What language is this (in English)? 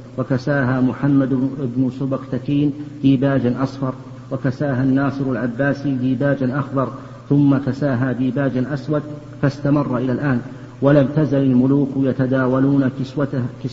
Arabic